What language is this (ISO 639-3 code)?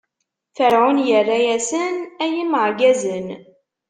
kab